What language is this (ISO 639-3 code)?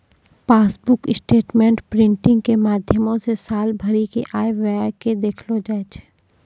mai